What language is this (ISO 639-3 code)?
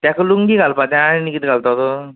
kok